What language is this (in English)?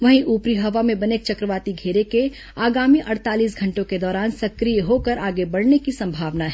Hindi